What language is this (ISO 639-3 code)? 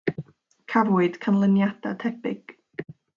cym